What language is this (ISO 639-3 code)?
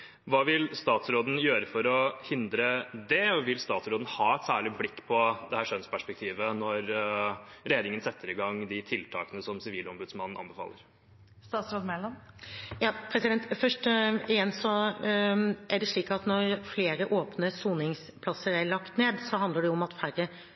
nob